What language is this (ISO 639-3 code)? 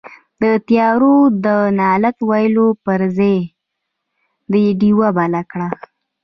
pus